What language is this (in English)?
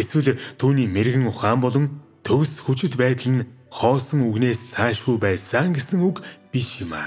Turkish